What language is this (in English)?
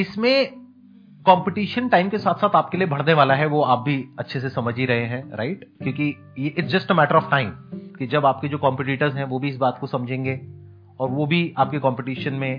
Hindi